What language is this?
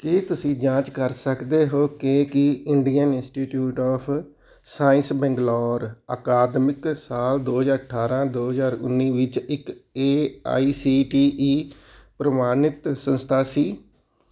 Punjabi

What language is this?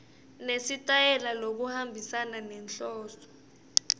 Swati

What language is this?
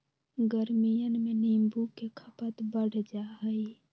Magahi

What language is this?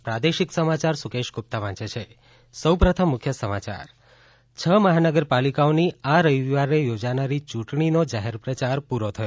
Gujarati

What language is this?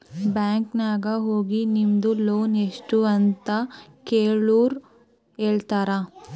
Kannada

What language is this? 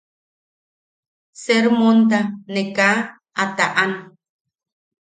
Yaqui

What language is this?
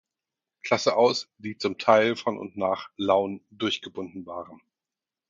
German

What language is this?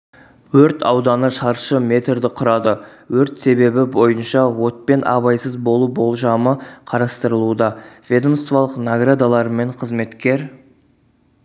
Kazakh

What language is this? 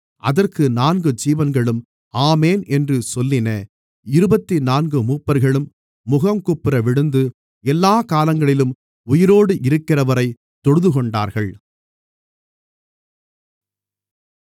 Tamil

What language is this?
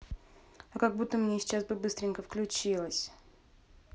Russian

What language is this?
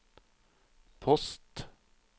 Norwegian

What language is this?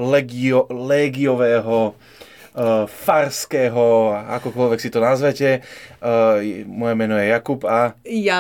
Slovak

